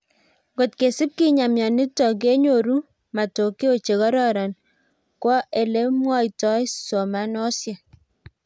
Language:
Kalenjin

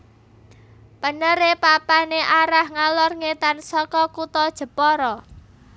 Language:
Javanese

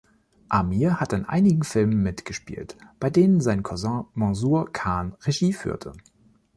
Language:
German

